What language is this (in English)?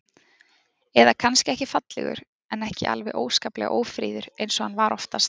Icelandic